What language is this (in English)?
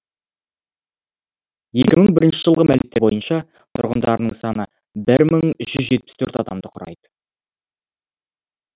Kazakh